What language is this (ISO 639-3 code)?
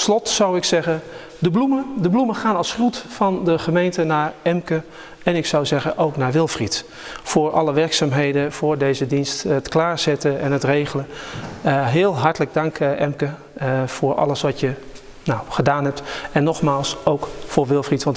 nld